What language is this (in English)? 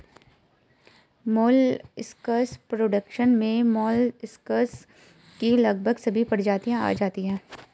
Hindi